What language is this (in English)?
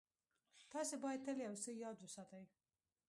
Pashto